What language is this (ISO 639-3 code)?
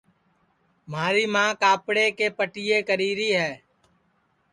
ssi